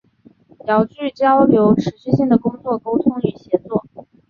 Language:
Chinese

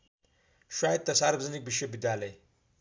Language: Nepali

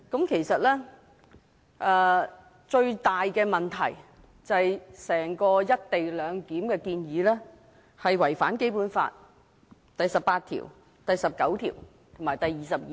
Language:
Cantonese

